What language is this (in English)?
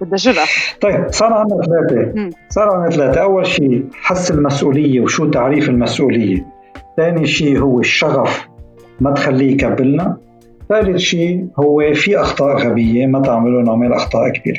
Arabic